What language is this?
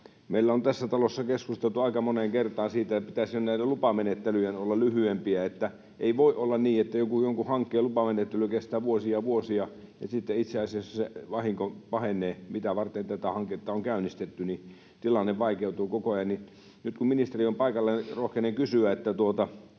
Finnish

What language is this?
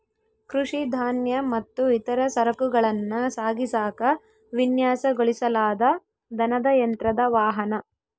Kannada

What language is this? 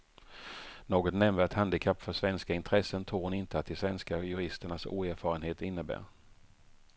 Swedish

